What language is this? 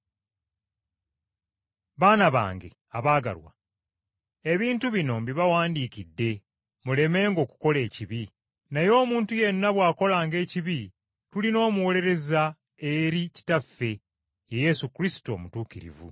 Ganda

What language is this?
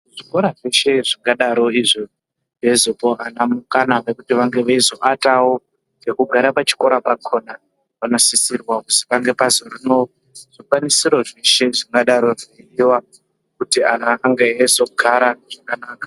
Ndau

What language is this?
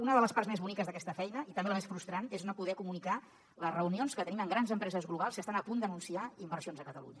Catalan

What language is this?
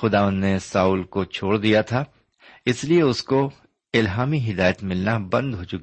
Urdu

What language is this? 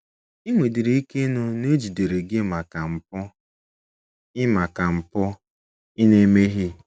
Igbo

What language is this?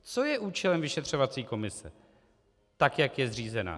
Czech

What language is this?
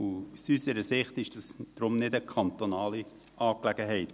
Swiss German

